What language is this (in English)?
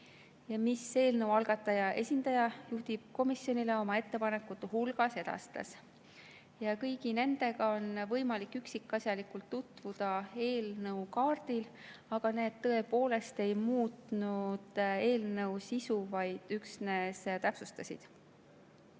Estonian